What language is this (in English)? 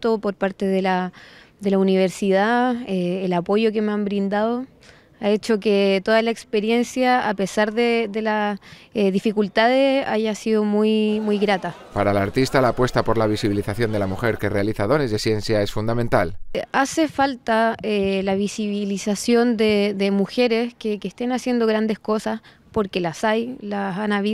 Spanish